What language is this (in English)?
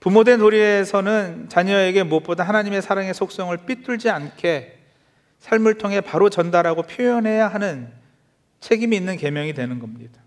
Korean